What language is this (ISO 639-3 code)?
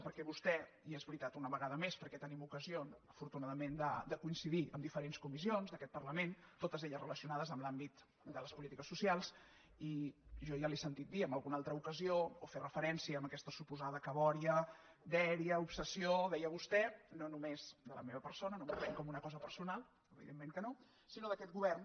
cat